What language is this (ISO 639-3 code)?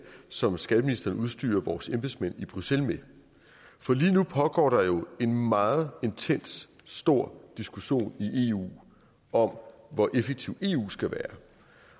dan